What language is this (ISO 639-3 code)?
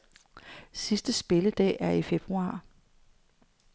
dan